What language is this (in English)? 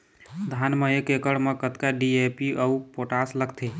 Chhattisgarhi